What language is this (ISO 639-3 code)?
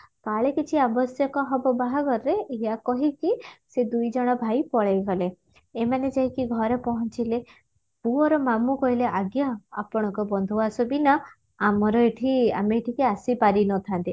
ori